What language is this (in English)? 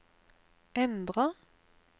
Norwegian